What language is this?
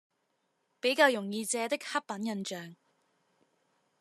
Chinese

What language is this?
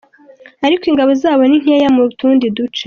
Kinyarwanda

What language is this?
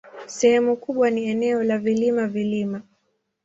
Swahili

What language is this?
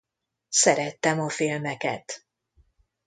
Hungarian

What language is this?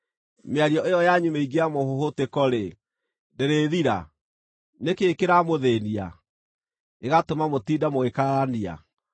Kikuyu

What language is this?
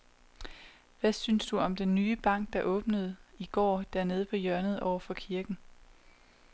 Danish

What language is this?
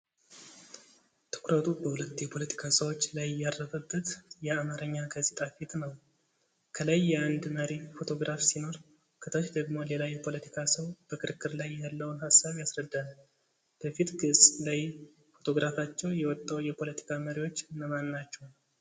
Amharic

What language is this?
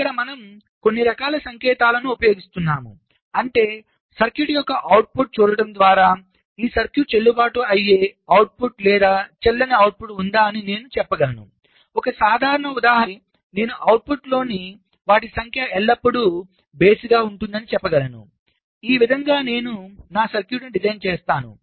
Telugu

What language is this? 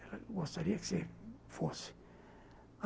Portuguese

